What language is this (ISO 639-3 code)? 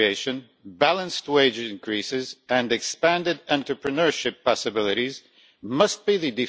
eng